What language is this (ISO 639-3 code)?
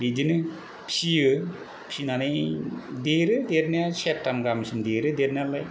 brx